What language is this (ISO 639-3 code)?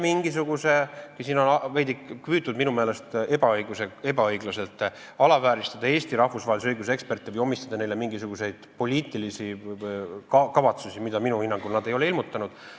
est